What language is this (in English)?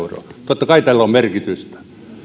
Finnish